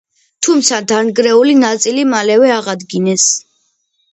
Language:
Georgian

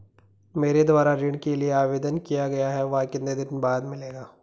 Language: Hindi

